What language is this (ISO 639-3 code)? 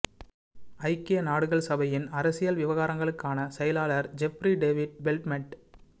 tam